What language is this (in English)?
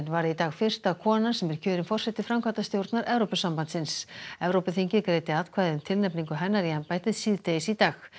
Icelandic